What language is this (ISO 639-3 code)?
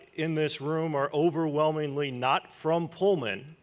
eng